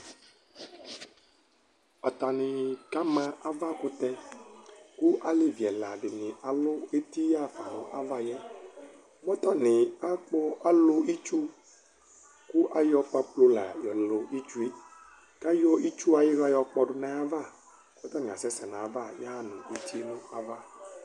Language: Ikposo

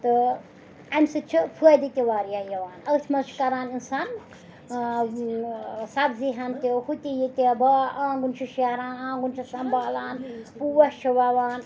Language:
Kashmiri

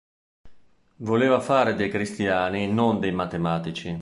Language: Italian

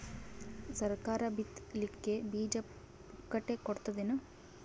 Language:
Kannada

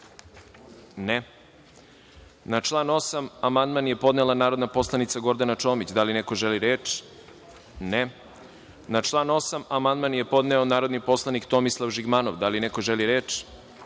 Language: Serbian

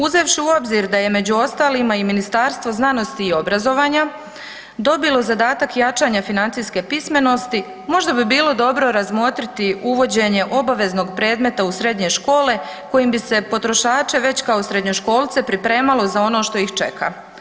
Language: Croatian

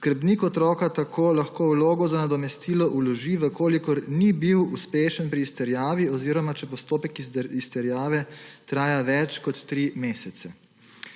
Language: Slovenian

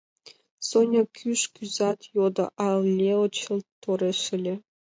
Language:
Mari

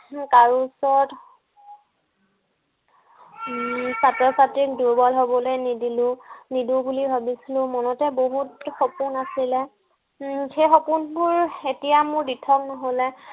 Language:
Assamese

